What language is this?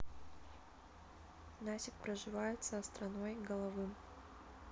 Russian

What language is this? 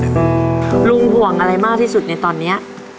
Thai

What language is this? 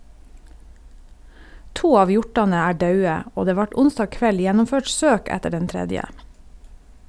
Norwegian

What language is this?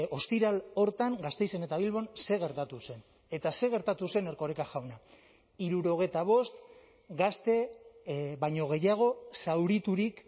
Basque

